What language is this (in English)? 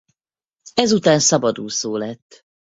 Hungarian